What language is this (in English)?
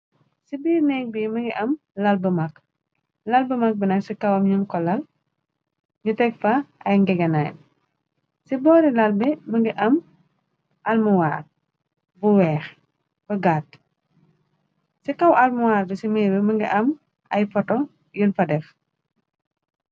Wolof